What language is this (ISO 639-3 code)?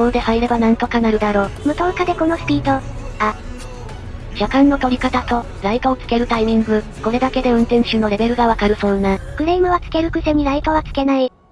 jpn